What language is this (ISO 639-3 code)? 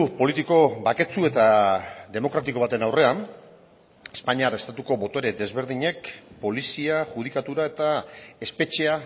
eus